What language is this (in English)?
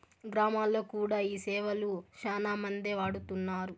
Telugu